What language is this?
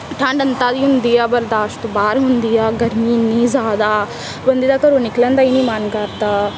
Punjabi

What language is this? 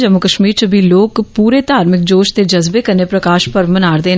Dogri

